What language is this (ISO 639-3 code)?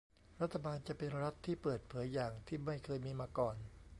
tha